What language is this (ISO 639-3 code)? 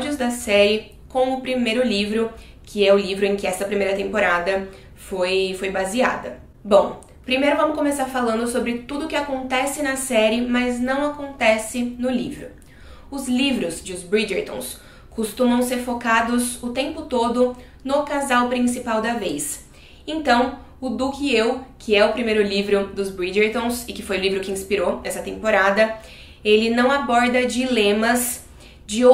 por